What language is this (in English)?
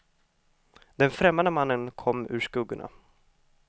Swedish